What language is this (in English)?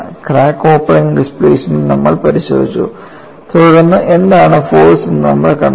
Malayalam